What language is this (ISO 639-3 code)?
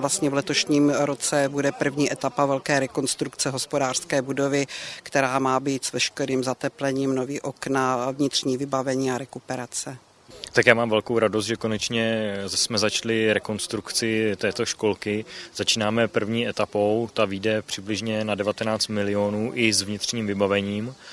ces